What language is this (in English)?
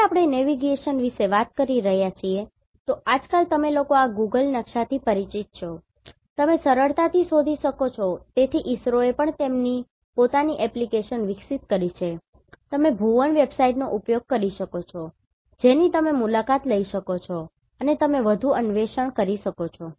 Gujarati